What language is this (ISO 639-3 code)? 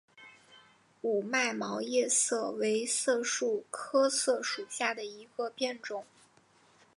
zho